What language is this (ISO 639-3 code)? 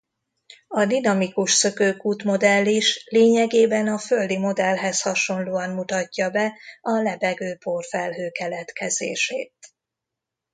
hun